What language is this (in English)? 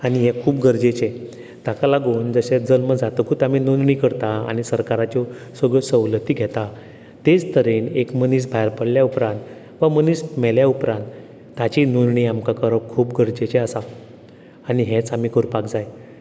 Konkani